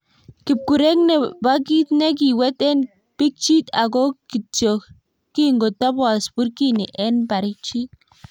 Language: Kalenjin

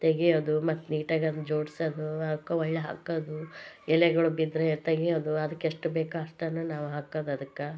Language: Kannada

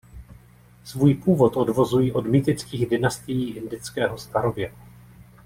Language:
Czech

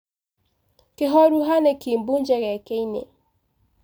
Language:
Kikuyu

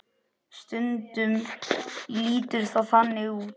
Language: Icelandic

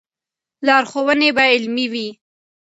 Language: Pashto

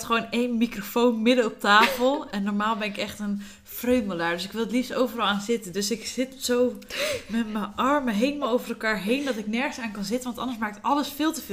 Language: Dutch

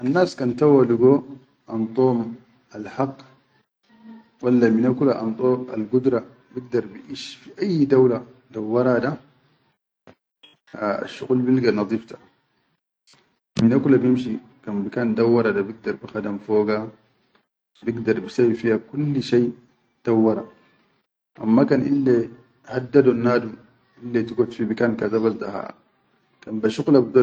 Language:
Chadian Arabic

